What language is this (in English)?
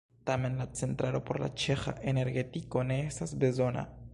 Esperanto